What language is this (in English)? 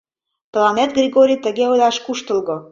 Mari